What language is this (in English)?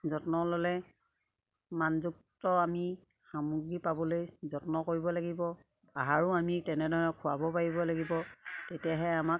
Assamese